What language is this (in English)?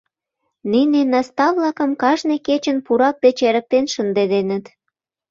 Mari